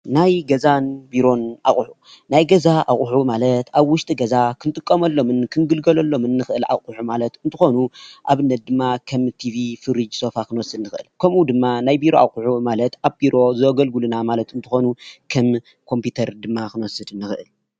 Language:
Tigrinya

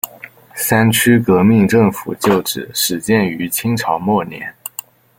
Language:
Chinese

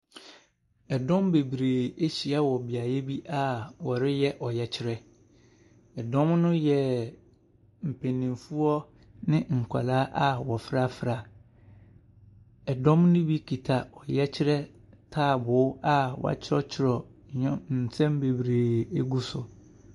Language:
Akan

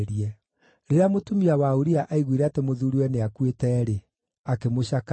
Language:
Kikuyu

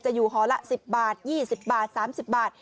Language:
Thai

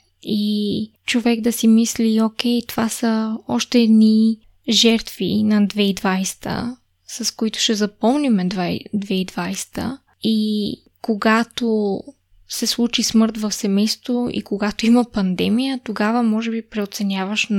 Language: Bulgarian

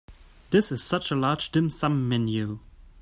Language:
English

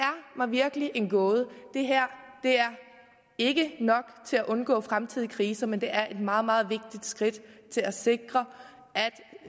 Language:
Danish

